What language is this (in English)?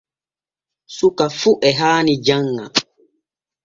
Borgu Fulfulde